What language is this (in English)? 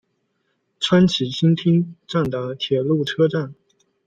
Chinese